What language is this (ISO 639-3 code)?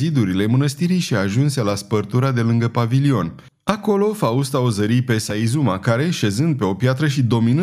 ron